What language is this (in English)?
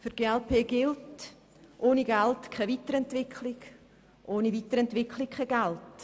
Swiss German